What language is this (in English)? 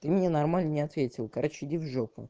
Russian